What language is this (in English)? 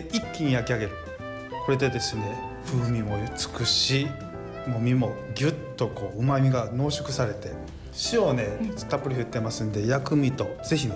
Japanese